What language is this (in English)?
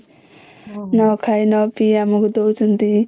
Odia